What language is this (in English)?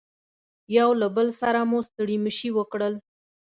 Pashto